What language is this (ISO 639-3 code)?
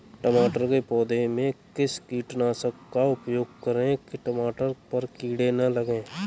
hin